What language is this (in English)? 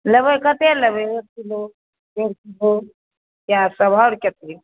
Maithili